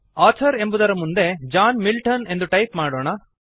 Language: Kannada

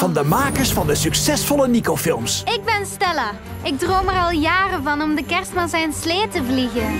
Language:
Dutch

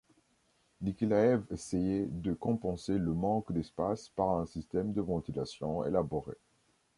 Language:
French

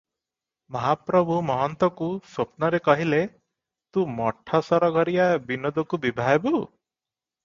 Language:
Odia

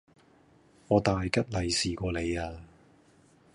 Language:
Cantonese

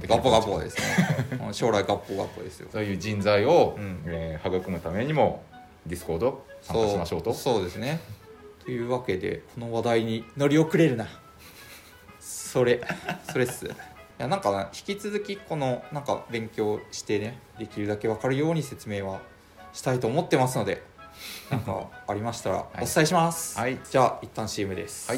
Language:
Japanese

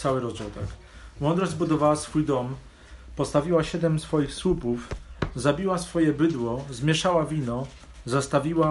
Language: Polish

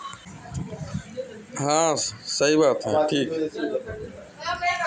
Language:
Bhojpuri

